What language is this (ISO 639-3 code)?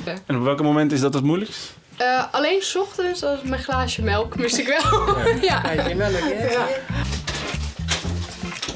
nld